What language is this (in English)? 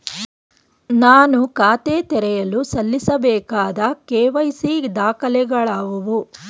Kannada